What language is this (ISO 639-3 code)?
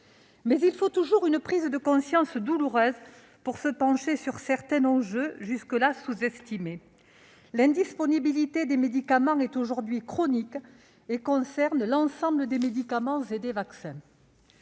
fra